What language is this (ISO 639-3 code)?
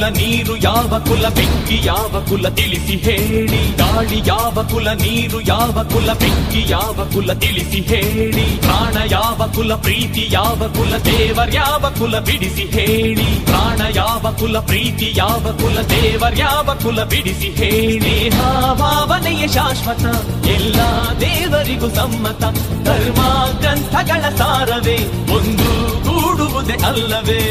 kan